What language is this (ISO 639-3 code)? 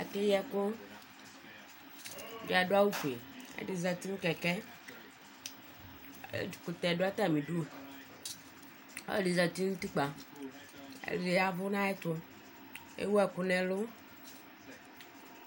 kpo